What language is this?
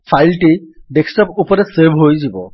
Odia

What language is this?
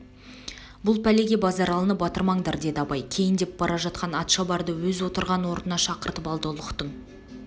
Kazakh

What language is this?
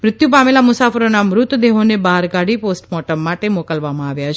Gujarati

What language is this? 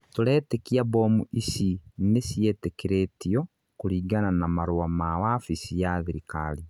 Kikuyu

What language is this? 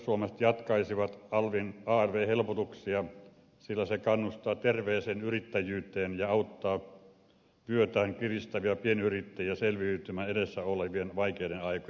Finnish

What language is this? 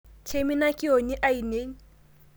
Masai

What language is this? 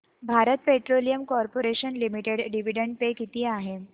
Marathi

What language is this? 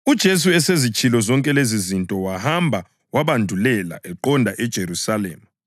North Ndebele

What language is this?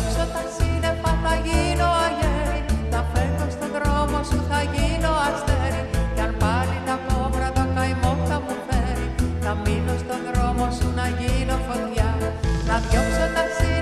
Greek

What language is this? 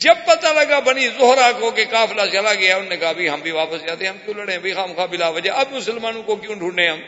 Urdu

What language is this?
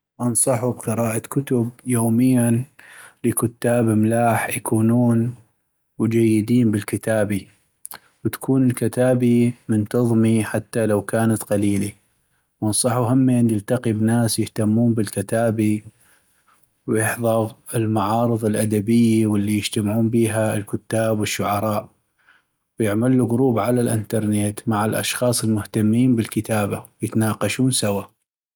North Mesopotamian Arabic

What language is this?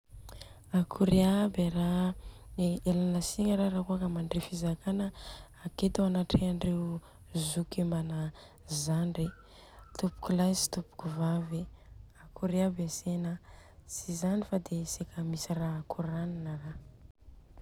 Southern Betsimisaraka Malagasy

